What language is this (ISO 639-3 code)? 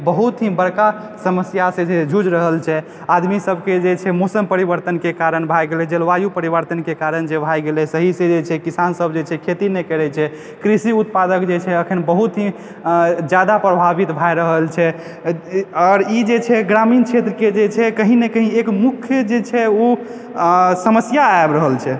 mai